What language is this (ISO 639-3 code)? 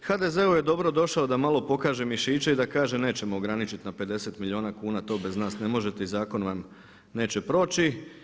hrv